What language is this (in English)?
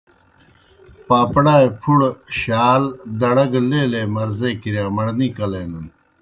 Kohistani Shina